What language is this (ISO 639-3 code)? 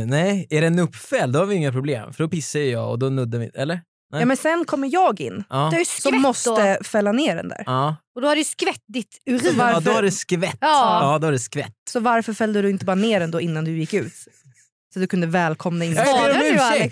swe